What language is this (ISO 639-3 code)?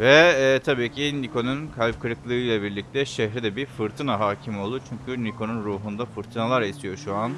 tur